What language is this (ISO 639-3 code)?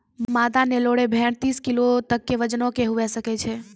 mai